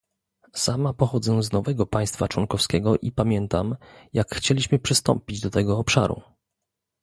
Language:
Polish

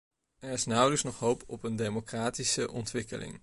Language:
Dutch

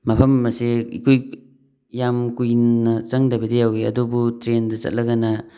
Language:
Manipuri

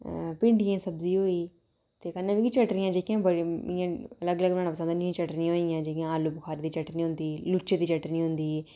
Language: Dogri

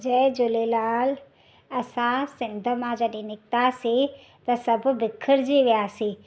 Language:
Sindhi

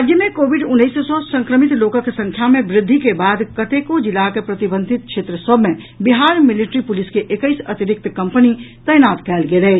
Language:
Maithili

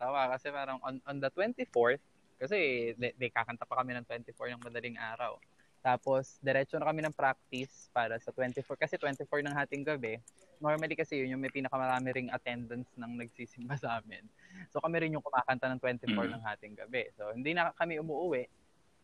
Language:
Filipino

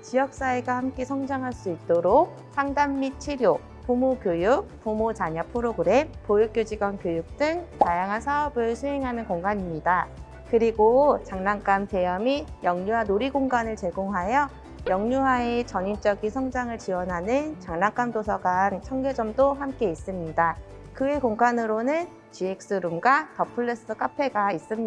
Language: Korean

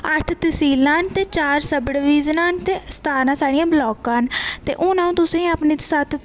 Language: Dogri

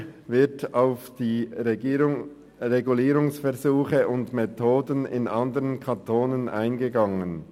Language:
Swiss German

